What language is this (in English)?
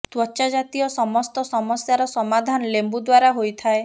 Odia